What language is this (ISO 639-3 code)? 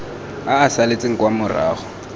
tsn